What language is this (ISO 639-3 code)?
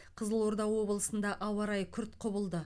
kaz